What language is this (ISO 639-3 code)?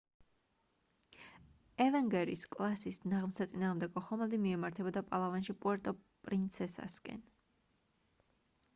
kat